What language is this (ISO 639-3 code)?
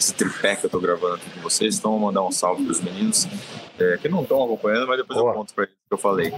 por